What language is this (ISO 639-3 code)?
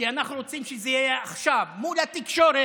heb